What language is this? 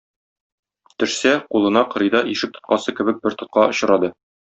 Tatar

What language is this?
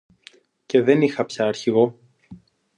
Greek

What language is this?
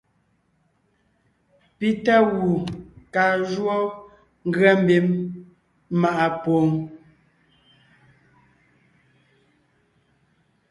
Ngiemboon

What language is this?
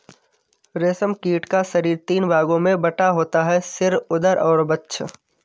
Hindi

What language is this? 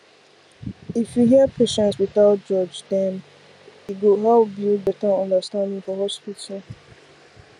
Nigerian Pidgin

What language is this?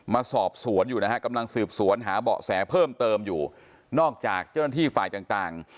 Thai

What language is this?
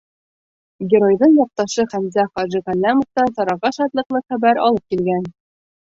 Bashkir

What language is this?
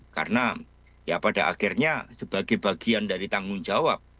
Indonesian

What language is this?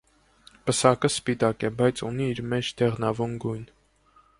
Armenian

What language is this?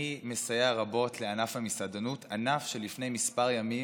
Hebrew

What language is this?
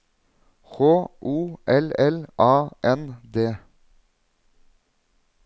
Norwegian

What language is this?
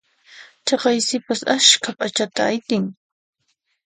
Puno Quechua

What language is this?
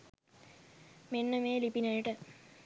Sinhala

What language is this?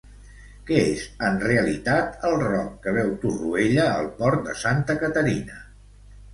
Catalan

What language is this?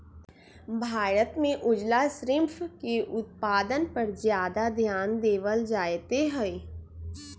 Magahi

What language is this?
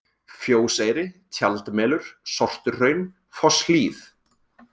Icelandic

